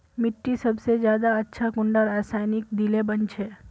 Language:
Magahi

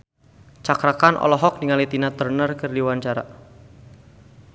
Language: Sundanese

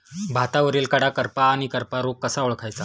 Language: Marathi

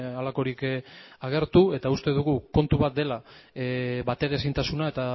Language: Basque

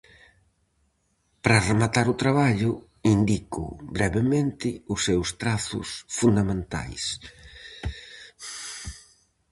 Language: Galician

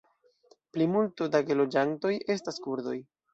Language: Esperanto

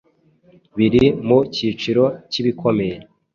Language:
Kinyarwanda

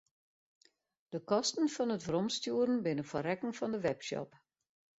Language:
Western Frisian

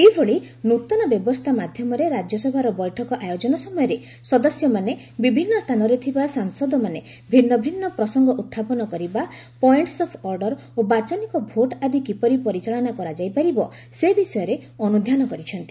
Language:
Odia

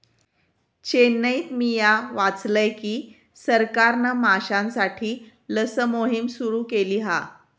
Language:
Marathi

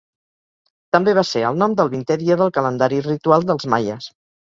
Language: Catalan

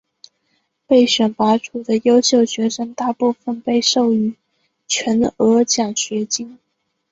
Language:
Chinese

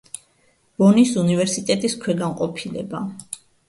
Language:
Georgian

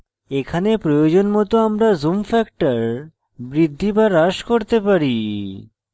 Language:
Bangla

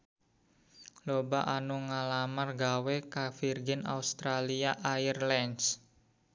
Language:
Sundanese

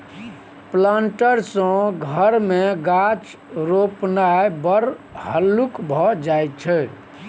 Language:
Maithili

